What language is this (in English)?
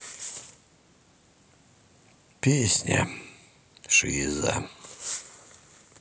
Russian